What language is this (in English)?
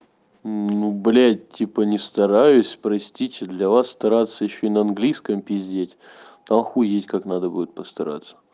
Russian